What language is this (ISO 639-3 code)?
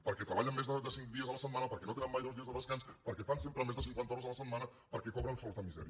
cat